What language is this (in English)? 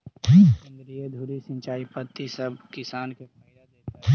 Magahi